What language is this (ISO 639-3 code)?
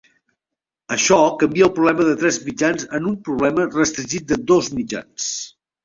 cat